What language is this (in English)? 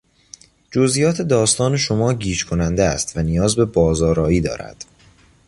Persian